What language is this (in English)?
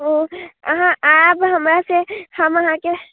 Maithili